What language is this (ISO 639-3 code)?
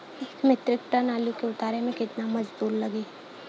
bho